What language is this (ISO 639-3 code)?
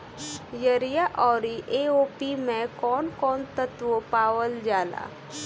bho